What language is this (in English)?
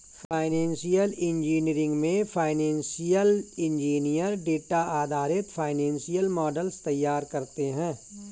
Hindi